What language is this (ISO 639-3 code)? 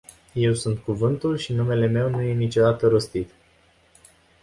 ron